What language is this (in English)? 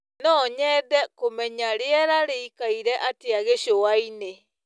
Kikuyu